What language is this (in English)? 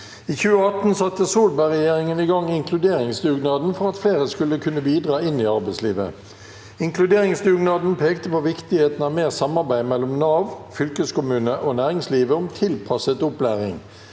Norwegian